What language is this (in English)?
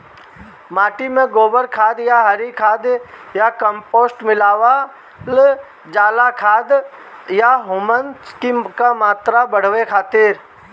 Bhojpuri